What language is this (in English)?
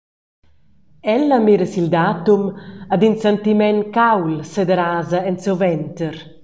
Romansh